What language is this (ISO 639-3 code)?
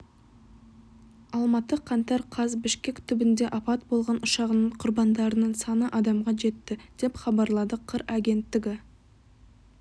kaz